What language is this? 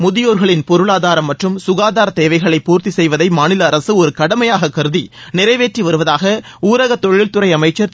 Tamil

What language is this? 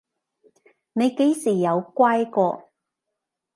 Cantonese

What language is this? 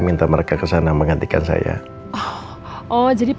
Indonesian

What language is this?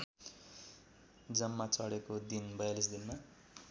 Nepali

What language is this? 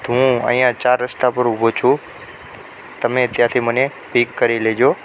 Gujarati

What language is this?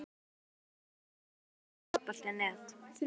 Icelandic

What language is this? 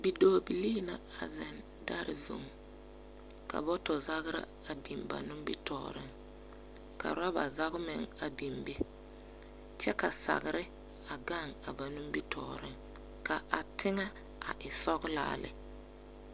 Southern Dagaare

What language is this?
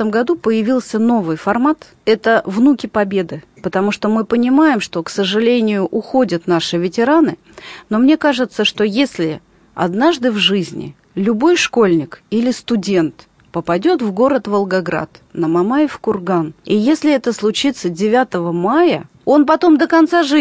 Russian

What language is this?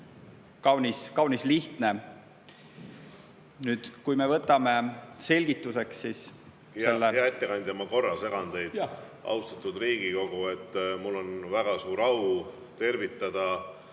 Estonian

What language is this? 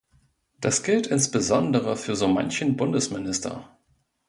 German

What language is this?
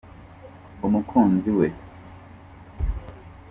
Kinyarwanda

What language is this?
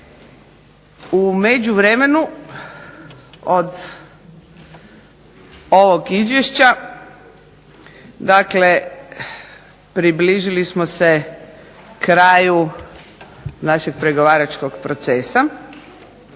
Croatian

